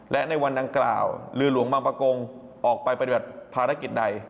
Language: Thai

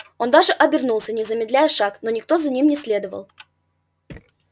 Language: Russian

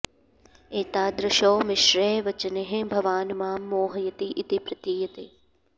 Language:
Sanskrit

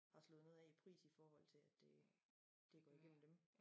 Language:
Danish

